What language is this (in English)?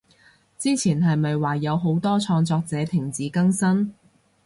Cantonese